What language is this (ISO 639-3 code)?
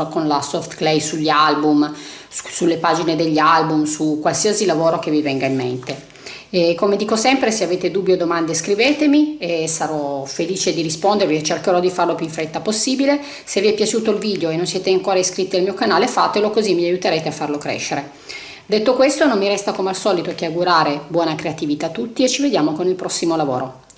ita